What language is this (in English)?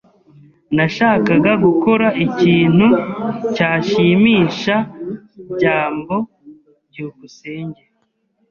Kinyarwanda